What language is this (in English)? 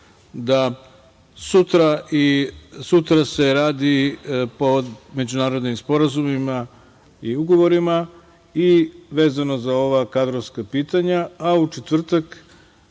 Serbian